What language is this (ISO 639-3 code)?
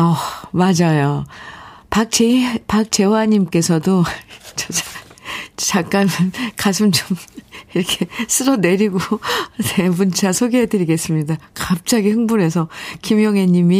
kor